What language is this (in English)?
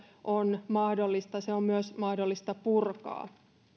Finnish